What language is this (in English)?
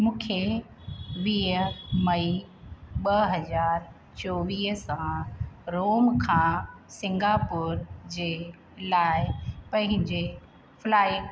Sindhi